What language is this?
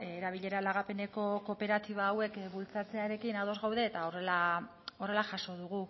Basque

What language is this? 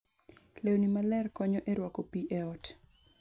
Luo (Kenya and Tanzania)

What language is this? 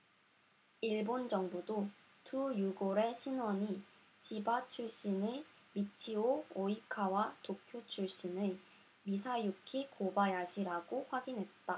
Korean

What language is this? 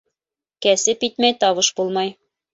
Bashkir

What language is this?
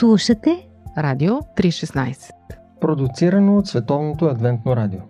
Bulgarian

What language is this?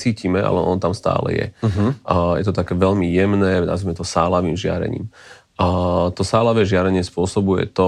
Slovak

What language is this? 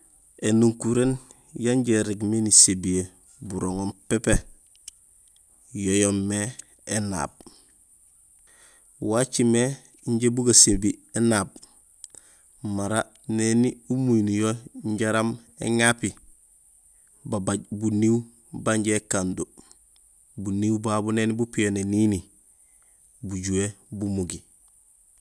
Gusilay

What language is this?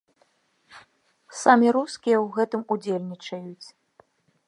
Belarusian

